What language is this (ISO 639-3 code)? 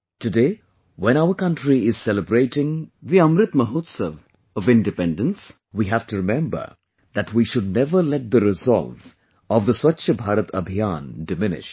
eng